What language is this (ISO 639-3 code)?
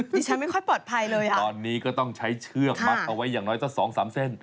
tha